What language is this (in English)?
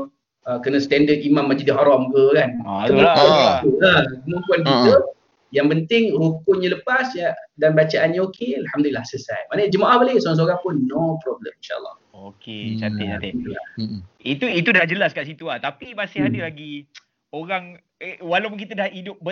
Malay